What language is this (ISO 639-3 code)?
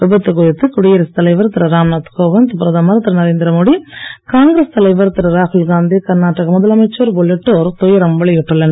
tam